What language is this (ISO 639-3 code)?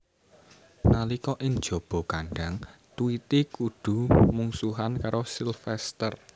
jav